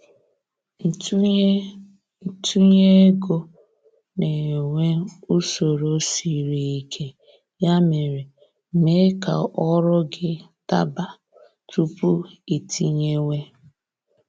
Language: Igbo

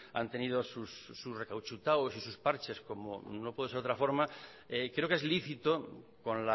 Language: Spanish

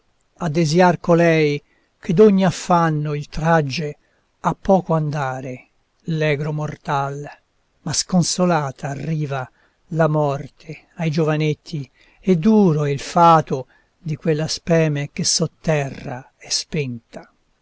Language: Italian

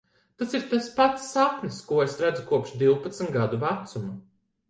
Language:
Latvian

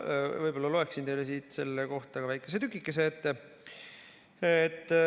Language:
Estonian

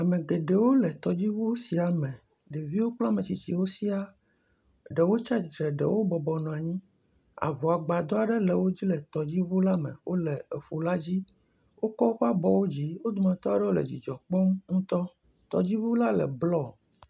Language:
Ewe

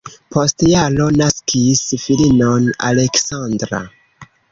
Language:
Esperanto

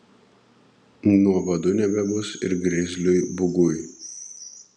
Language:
Lithuanian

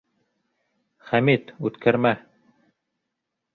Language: Bashkir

